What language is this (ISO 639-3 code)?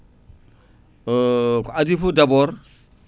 ful